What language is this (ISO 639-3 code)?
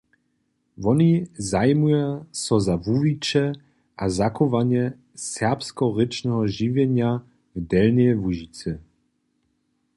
hsb